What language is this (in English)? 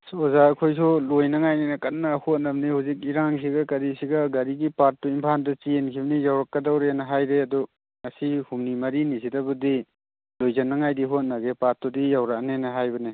Manipuri